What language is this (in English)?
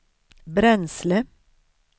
Swedish